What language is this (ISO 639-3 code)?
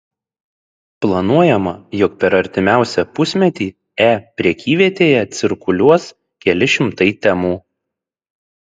lit